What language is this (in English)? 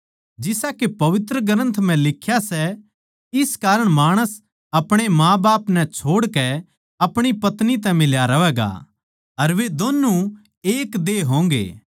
Haryanvi